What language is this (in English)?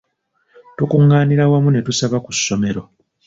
Ganda